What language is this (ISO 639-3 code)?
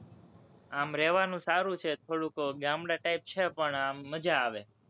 guj